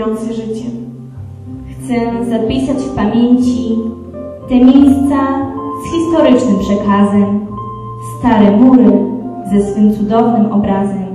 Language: Polish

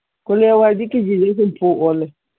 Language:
Manipuri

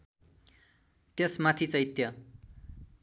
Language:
Nepali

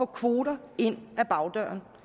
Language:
Danish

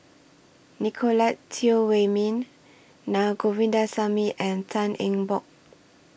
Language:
English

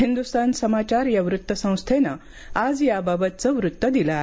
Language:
Marathi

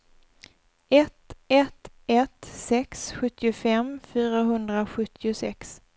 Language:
Swedish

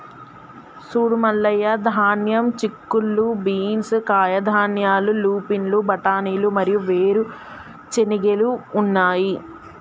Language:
Telugu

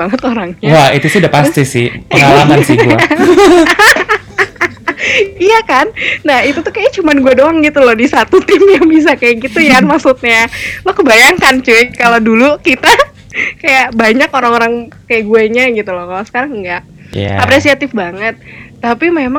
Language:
Indonesian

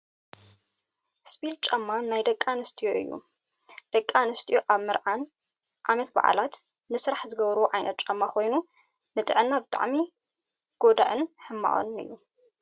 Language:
Tigrinya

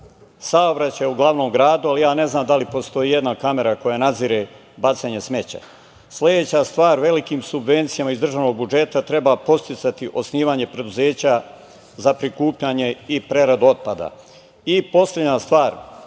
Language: Serbian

